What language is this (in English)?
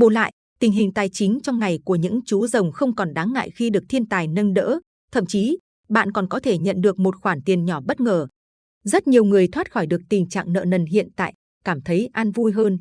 Vietnamese